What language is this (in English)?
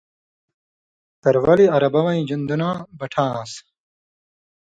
Indus Kohistani